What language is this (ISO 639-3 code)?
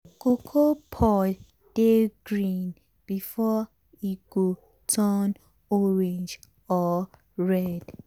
pcm